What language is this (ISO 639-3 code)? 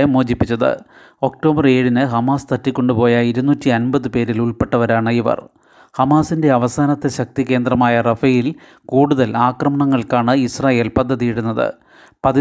mal